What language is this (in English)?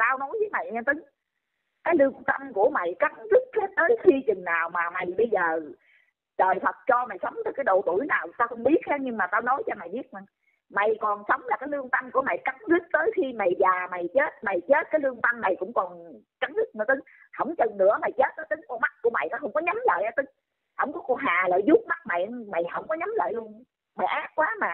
Vietnamese